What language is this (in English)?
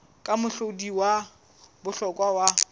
Southern Sotho